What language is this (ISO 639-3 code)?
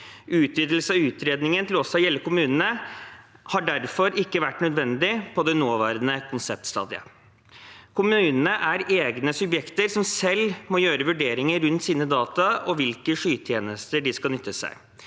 nor